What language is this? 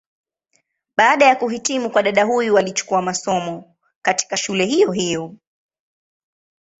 Swahili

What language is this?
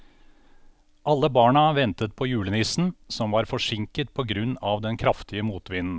Norwegian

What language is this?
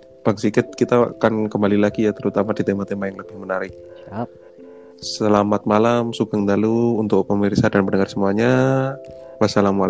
Indonesian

